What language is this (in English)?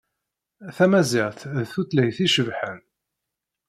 Kabyle